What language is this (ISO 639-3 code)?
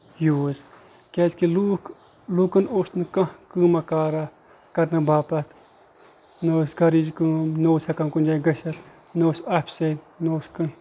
kas